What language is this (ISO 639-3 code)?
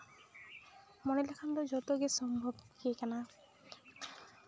sat